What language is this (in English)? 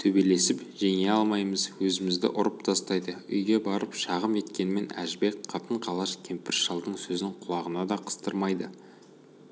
Kazakh